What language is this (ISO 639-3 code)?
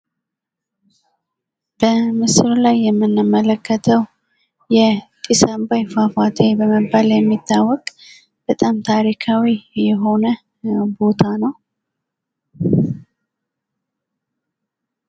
amh